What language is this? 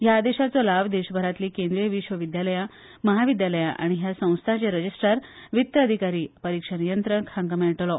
Konkani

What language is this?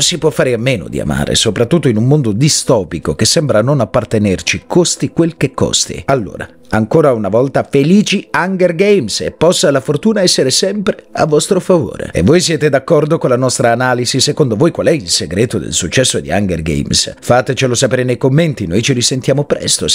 Italian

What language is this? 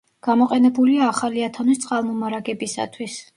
Georgian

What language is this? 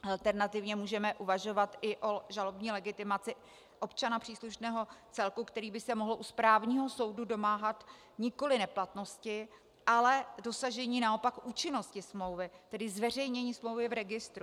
Czech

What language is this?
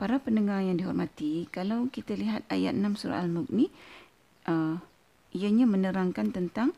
Malay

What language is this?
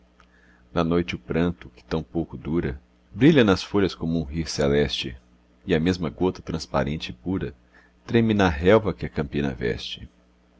Portuguese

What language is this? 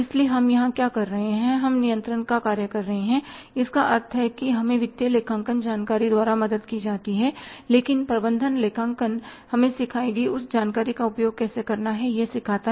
Hindi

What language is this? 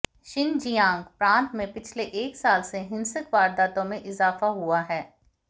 Hindi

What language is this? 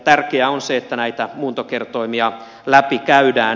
Finnish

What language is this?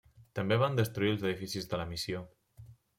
Catalan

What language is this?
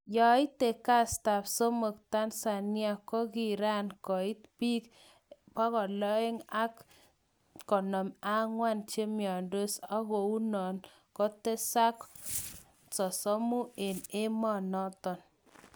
Kalenjin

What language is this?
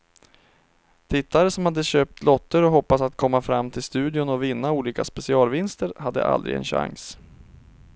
Swedish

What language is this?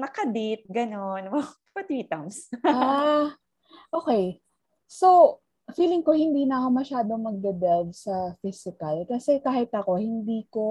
Filipino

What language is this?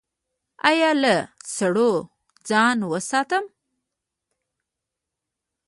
Pashto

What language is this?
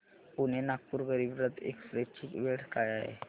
Marathi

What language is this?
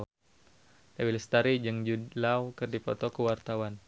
Sundanese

